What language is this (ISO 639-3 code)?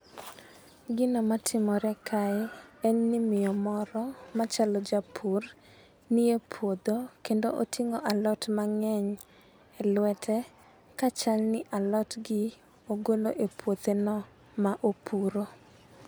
luo